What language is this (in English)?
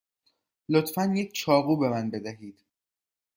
Persian